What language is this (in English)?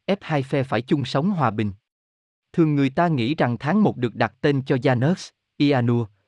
Vietnamese